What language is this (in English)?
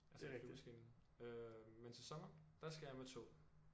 Danish